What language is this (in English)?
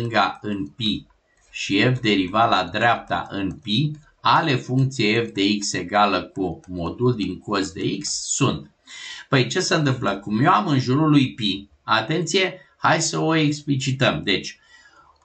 Romanian